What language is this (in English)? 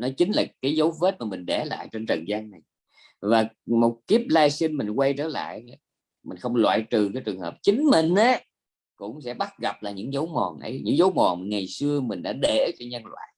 Vietnamese